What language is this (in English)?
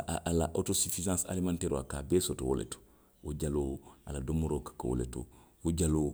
Western Maninkakan